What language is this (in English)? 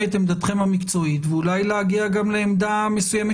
Hebrew